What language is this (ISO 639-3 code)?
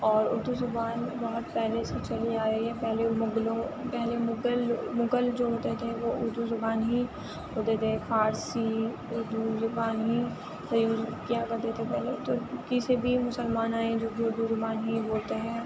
urd